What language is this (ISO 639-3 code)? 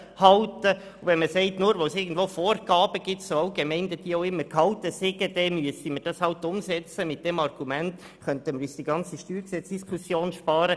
gsw